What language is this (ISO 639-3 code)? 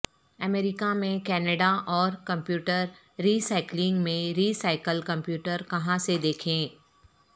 urd